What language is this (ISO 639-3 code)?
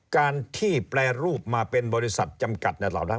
tha